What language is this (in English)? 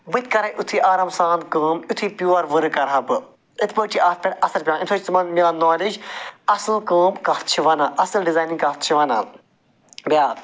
Kashmiri